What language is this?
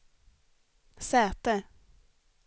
Swedish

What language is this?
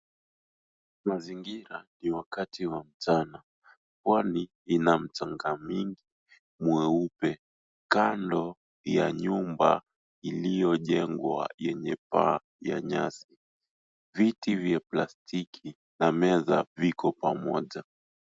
Swahili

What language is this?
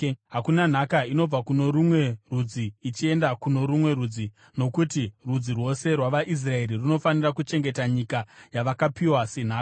Shona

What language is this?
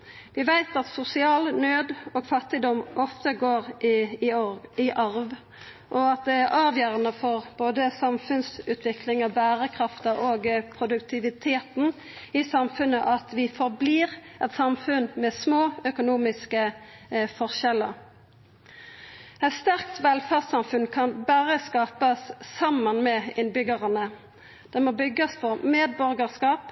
Norwegian Nynorsk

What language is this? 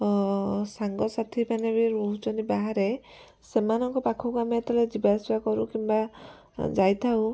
Odia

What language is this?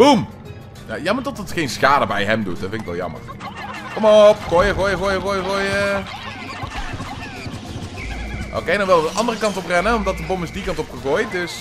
Dutch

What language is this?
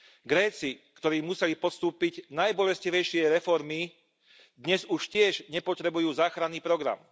Slovak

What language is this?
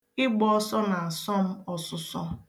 Igbo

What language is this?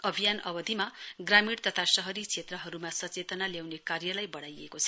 Nepali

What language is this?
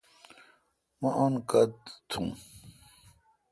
Kalkoti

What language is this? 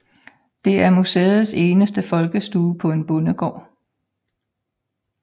Danish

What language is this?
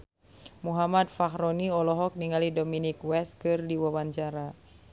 Sundanese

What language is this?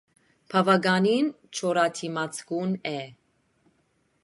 Armenian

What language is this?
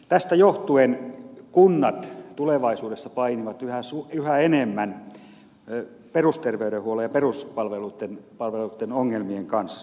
Finnish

